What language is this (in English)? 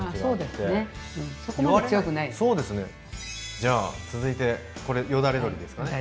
Japanese